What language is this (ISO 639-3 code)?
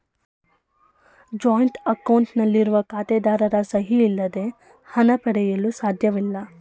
kan